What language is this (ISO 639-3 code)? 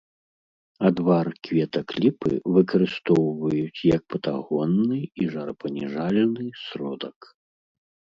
bel